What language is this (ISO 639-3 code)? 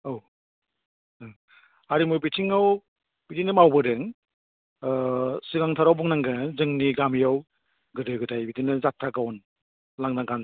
brx